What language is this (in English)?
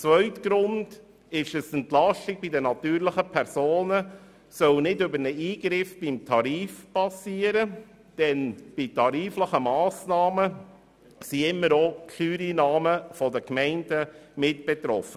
Swiss German